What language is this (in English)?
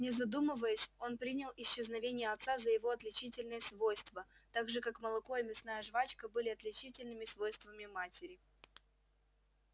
Russian